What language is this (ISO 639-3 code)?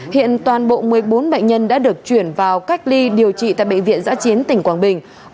vie